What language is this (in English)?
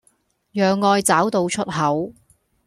Cantonese